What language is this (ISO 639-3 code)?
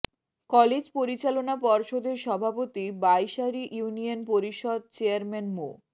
ben